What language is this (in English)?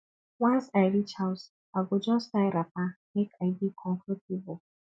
Nigerian Pidgin